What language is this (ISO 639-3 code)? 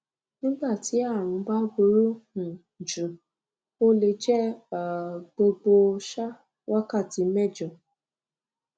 yor